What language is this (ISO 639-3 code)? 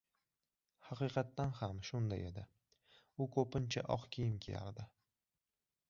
uzb